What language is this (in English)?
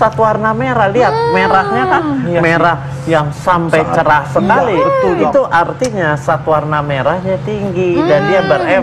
Indonesian